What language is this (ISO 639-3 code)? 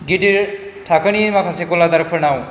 brx